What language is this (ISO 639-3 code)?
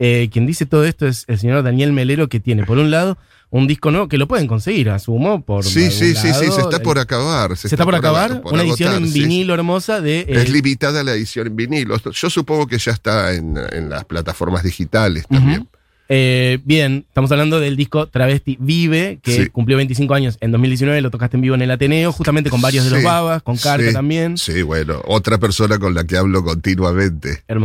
spa